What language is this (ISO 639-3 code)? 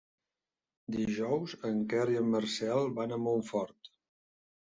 cat